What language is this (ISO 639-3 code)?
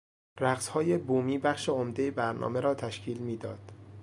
fas